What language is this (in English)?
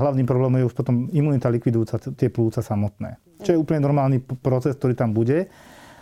Slovak